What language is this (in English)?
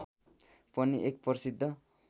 Nepali